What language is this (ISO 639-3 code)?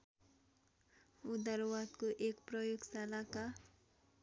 nep